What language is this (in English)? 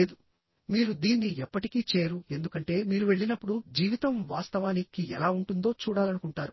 Telugu